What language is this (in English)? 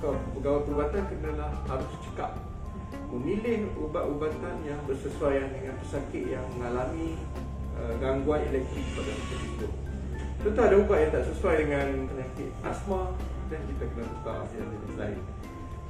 Malay